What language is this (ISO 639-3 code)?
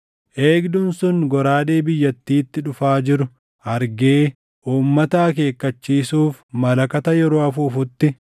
orm